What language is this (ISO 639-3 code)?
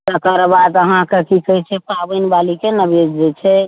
mai